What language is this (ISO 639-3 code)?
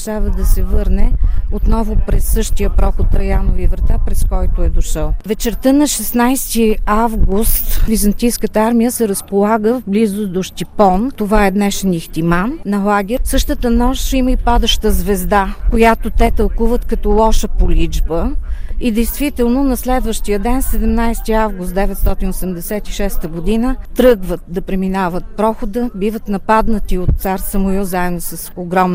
bul